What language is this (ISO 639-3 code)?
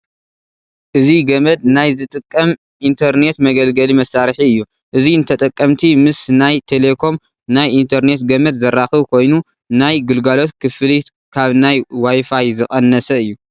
tir